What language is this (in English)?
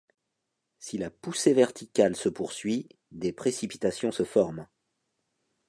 French